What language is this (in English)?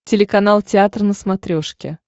Russian